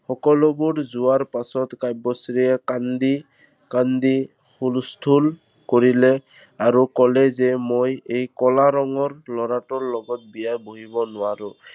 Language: Assamese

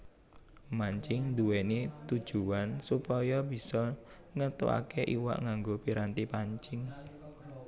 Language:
Javanese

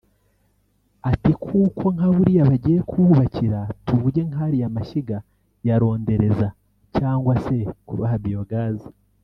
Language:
Kinyarwanda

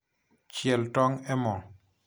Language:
Luo (Kenya and Tanzania)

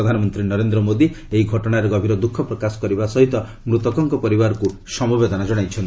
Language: Odia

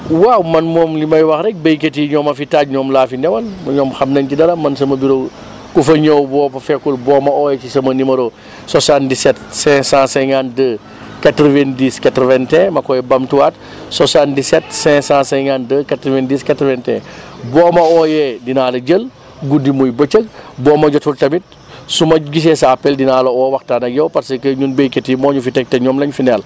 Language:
Wolof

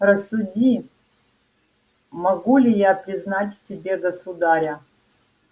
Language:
Russian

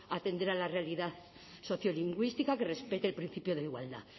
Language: Spanish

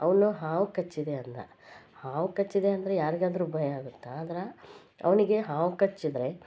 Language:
Kannada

